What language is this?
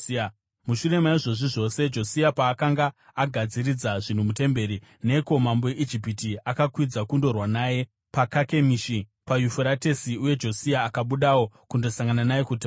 Shona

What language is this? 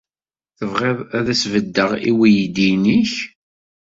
Kabyle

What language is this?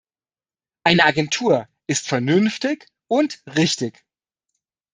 German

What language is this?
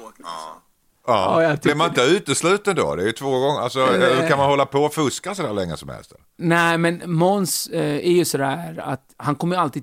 Swedish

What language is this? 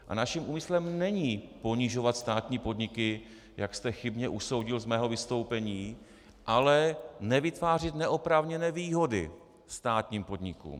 Czech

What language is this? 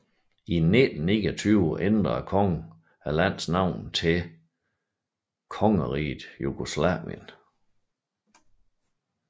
Danish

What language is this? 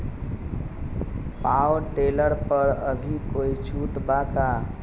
Magahi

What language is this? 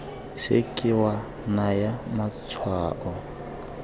Tswana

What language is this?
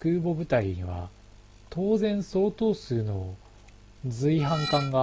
Japanese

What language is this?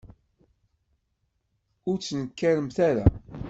Kabyle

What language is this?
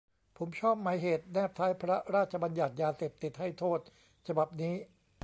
Thai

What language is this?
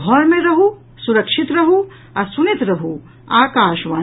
Maithili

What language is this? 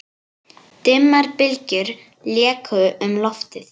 Icelandic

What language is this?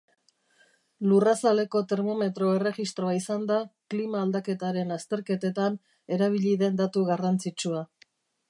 Basque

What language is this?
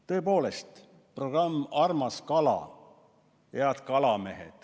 Estonian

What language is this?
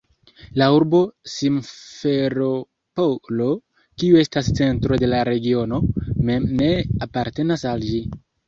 Esperanto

